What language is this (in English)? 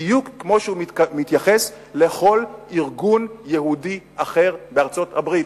Hebrew